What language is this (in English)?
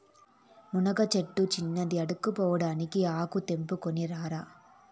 Telugu